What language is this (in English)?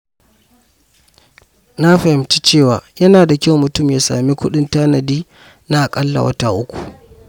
Hausa